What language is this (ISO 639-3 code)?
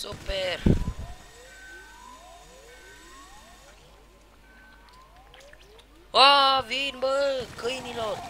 ron